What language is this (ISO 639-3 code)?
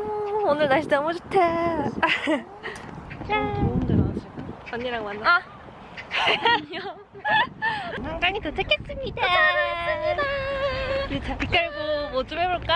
kor